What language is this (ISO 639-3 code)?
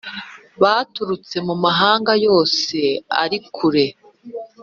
kin